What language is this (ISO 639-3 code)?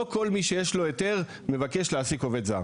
heb